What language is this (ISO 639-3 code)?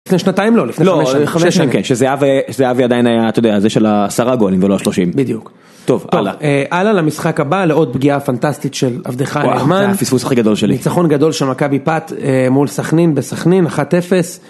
heb